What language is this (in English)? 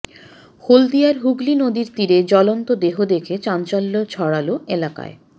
Bangla